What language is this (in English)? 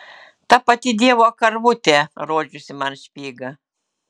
Lithuanian